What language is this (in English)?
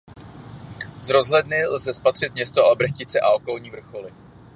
Czech